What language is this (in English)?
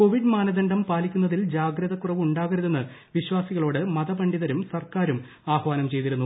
Malayalam